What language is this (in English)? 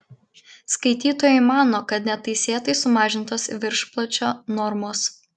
Lithuanian